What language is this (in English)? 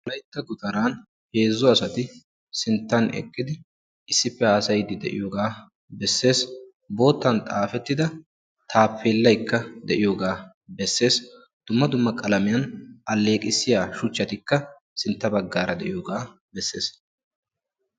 Wolaytta